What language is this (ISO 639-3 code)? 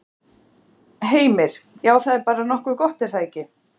isl